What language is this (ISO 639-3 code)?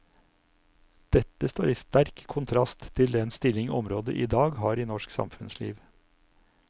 nor